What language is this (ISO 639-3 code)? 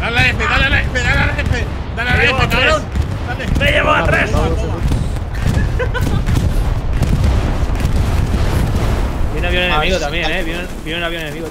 spa